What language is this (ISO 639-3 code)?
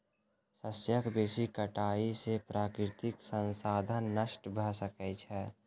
mai